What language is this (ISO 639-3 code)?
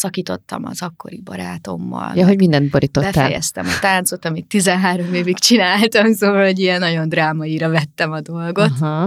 hun